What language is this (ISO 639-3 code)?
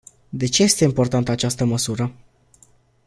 ron